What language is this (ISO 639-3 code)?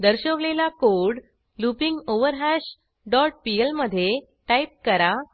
mar